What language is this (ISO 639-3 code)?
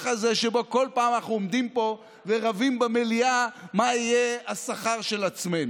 heb